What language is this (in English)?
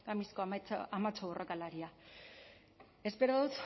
Basque